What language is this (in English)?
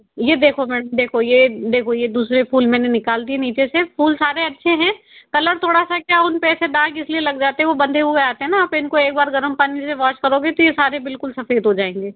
Hindi